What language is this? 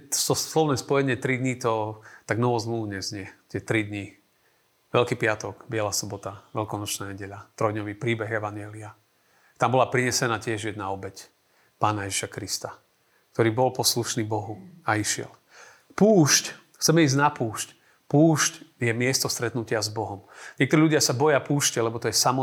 Slovak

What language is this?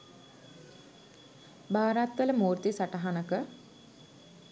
Sinhala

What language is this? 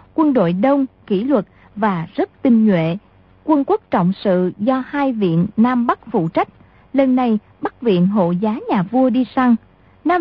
Vietnamese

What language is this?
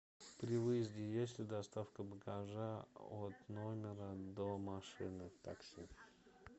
Russian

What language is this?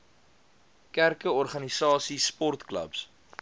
Afrikaans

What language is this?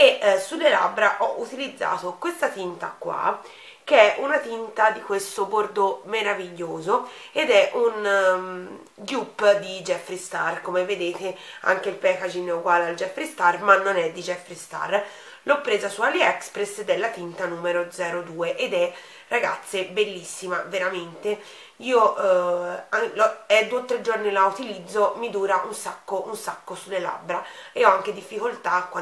Italian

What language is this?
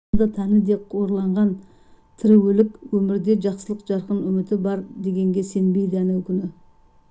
Kazakh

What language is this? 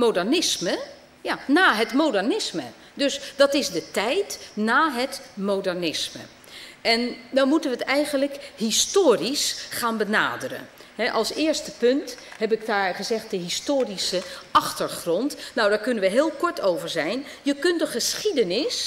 Dutch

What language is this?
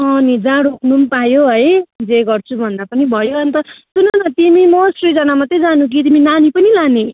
Nepali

